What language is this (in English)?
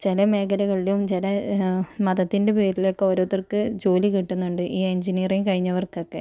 Malayalam